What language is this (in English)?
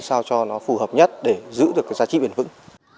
Vietnamese